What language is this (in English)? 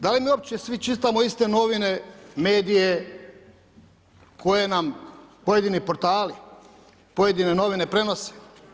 Croatian